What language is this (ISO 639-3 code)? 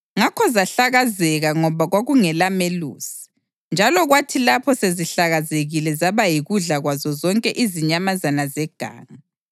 nde